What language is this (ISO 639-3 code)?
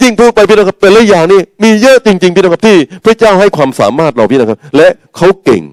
tha